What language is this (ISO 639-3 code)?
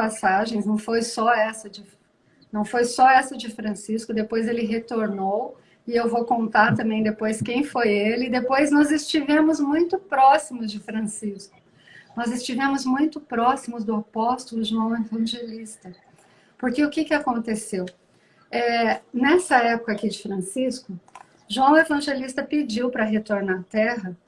por